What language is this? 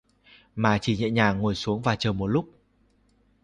Vietnamese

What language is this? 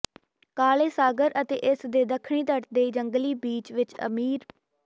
Punjabi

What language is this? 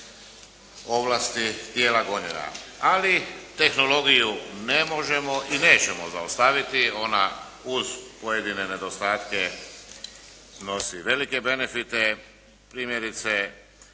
Croatian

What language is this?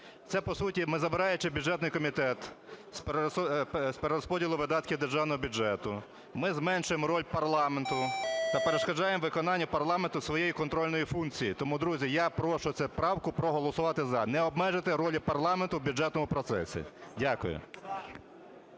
Ukrainian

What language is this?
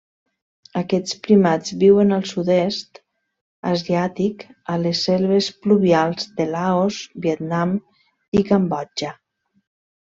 Catalan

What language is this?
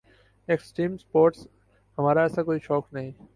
Urdu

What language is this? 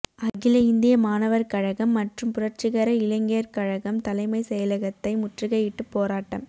Tamil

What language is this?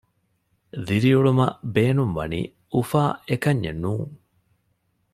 Divehi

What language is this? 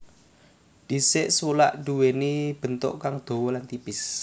Javanese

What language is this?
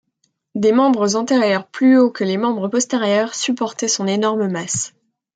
French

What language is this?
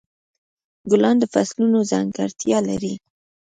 Pashto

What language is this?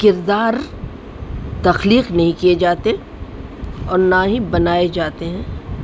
Urdu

